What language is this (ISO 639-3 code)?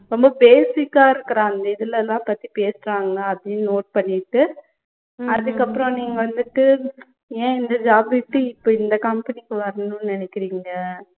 tam